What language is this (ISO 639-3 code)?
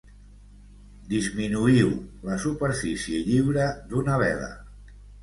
cat